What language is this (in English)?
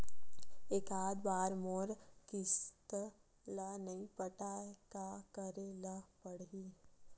Chhattisgarhi